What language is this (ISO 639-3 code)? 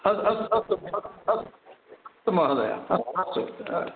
san